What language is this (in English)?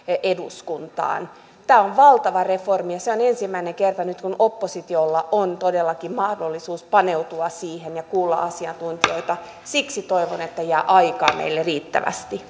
Finnish